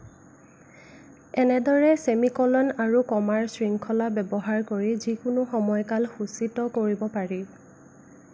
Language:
Assamese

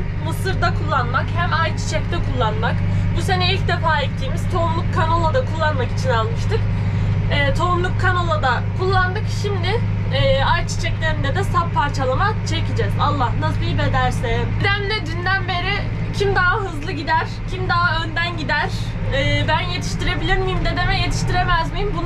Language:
Turkish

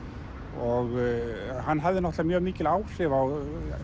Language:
Icelandic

